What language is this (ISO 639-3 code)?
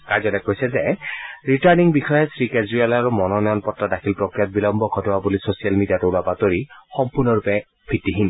asm